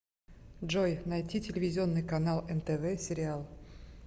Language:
Russian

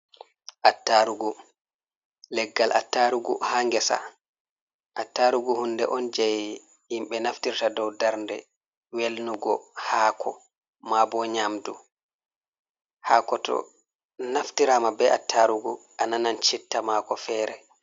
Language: Fula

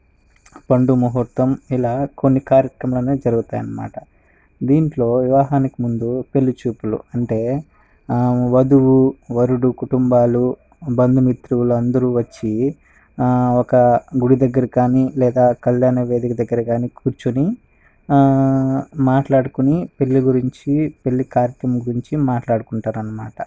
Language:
Telugu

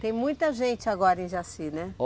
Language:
Portuguese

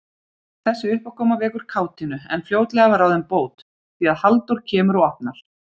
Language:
Icelandic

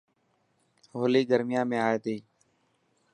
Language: Dhatki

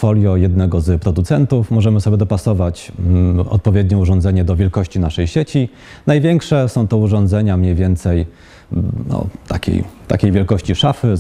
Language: Polish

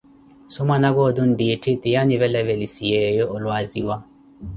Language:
Koti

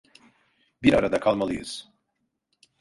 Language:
Turkish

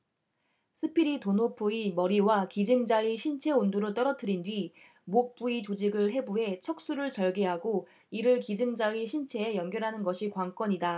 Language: Korean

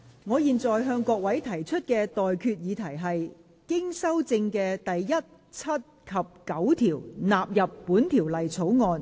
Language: Cantonese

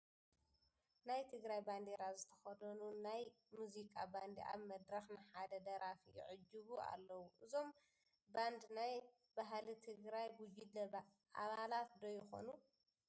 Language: Tigrinya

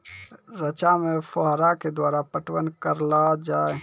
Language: Maithili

